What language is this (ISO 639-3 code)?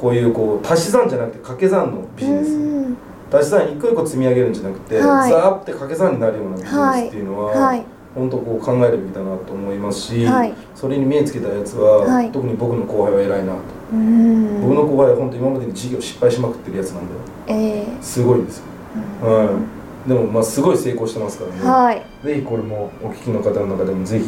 jpn